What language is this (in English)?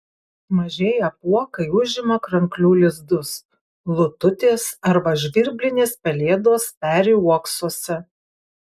Lithuanian